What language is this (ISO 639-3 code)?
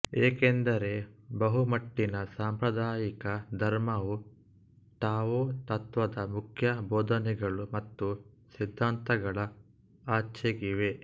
kan